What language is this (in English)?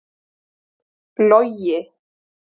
Icelandic